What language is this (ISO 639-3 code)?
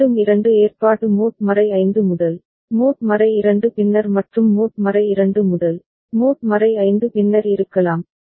tam